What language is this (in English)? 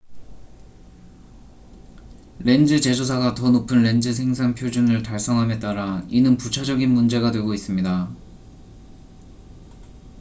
Korean